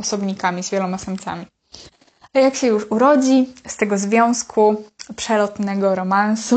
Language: Polish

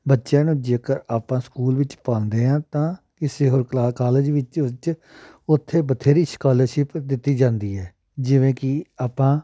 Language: Punjabi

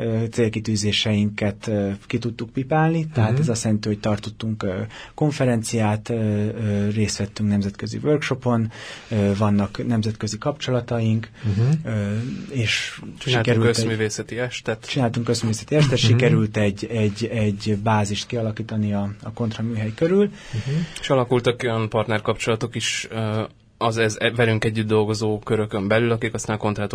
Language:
Hungarian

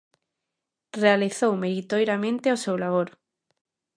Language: Galician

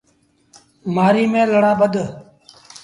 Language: Sindhi Bhil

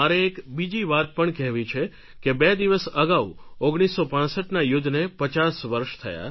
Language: Gujarati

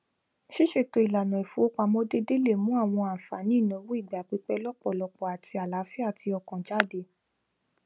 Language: Yoruba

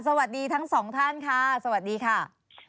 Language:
Thai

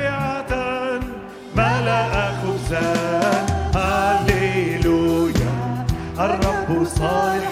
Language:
Arabic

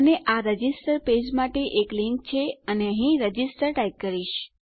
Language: Gujarati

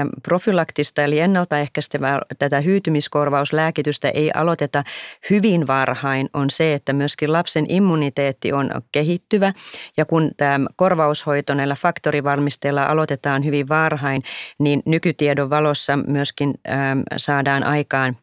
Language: Finnish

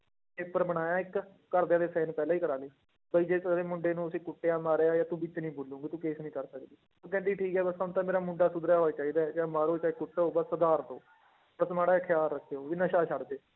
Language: Punjabi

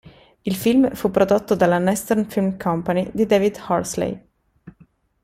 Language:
Italian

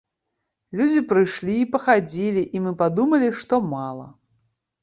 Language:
Belarusian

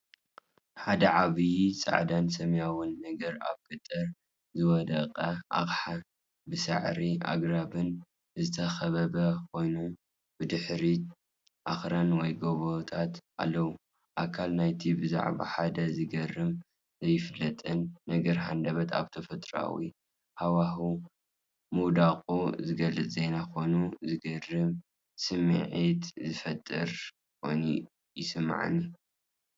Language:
Tigrinya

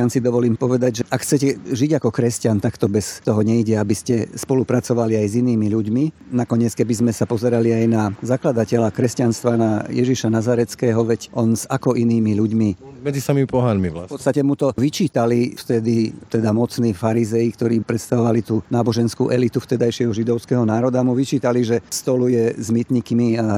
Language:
Slovak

